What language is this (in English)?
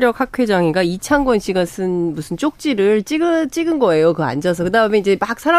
Korean